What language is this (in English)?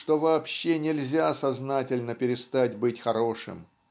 Russian